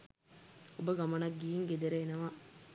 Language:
Sinhala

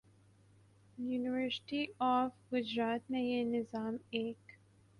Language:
Urdu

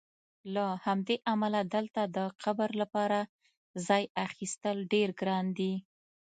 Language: Pashto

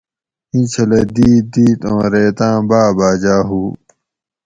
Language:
Gawri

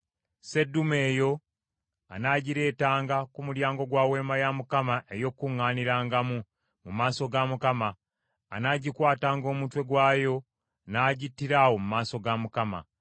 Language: Ganda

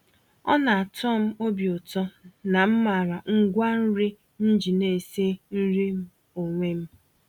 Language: Igbo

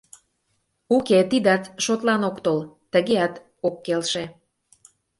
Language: Mari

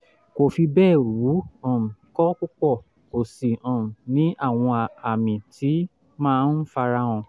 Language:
Yoruba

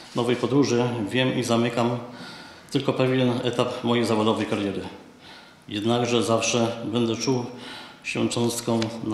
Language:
Polish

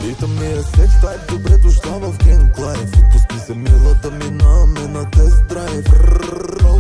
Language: Romanian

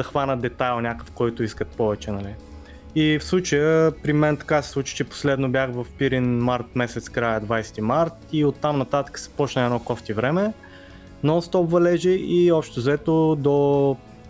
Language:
Bulgarian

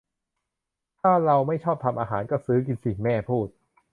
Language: Thai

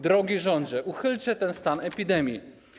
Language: Polish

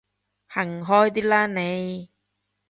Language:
Cantonese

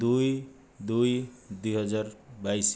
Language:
Odia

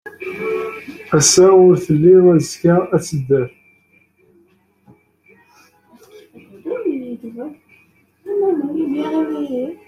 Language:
Kabyle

